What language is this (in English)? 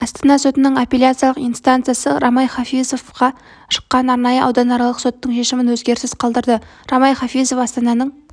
Kazakh